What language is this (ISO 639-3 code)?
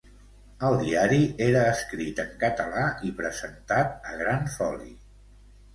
cat